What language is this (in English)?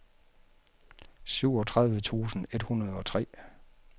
Danish